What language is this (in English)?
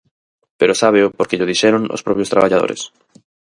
Galician